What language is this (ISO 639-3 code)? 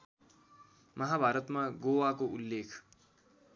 nep